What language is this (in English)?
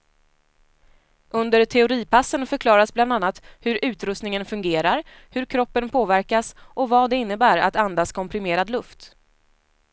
Swedish